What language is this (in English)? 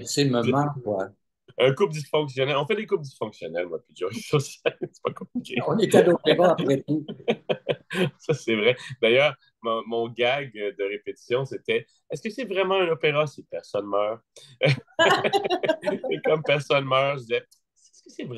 French